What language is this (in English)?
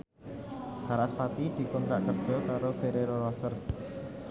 Javanese